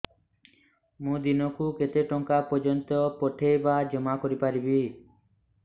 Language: Odia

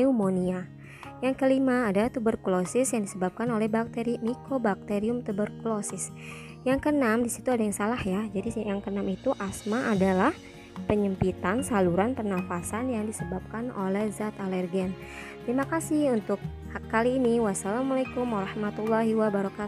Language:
Indonesian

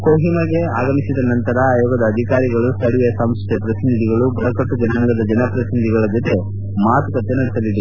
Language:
Kannada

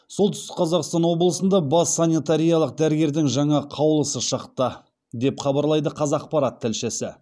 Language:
Kazakh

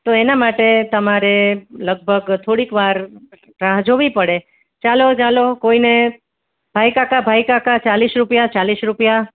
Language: Gujarati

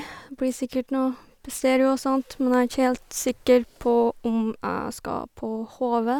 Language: Norwegian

